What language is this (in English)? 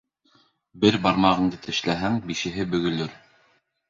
Bashkir